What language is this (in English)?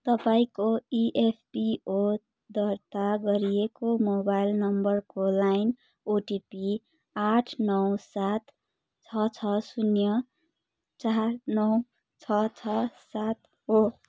Nepali